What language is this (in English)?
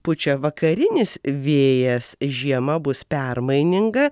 Lithuanian